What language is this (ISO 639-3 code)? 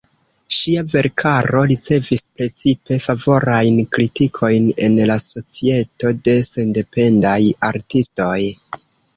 epo